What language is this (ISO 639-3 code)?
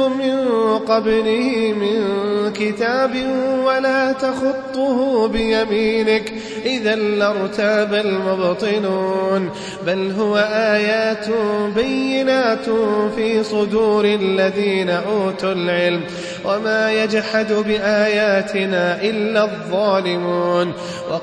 ara